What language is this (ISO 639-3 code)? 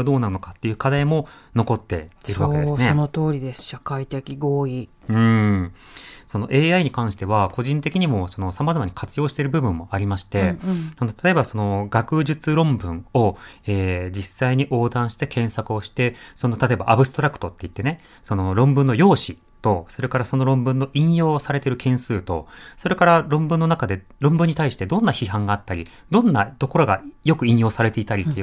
jpn